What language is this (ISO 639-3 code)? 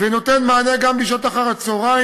heb